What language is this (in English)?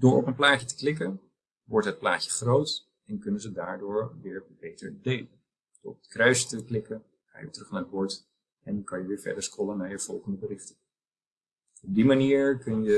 Dutch